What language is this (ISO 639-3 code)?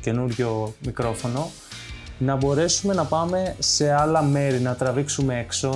ell